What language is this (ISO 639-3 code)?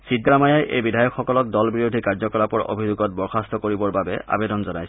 asm